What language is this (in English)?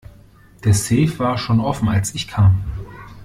German